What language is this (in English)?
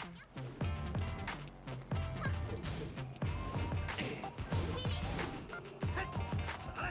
Korean